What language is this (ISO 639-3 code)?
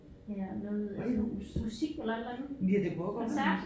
dan